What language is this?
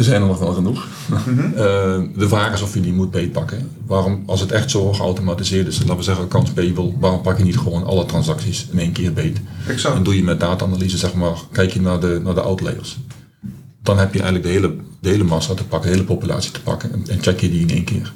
Dutch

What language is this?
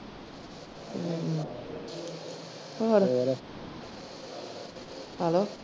Punjabi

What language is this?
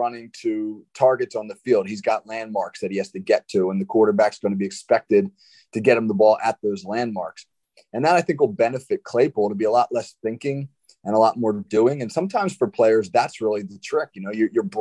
English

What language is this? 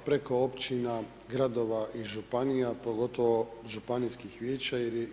Croatian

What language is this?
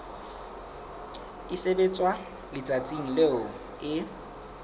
Southern Sotho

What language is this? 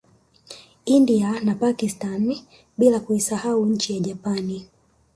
Swahili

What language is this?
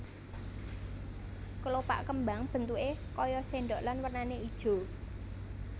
Javanese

